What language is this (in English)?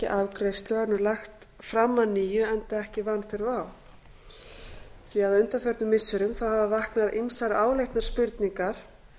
Icelandic